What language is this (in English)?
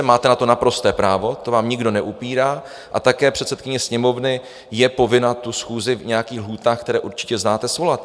Czech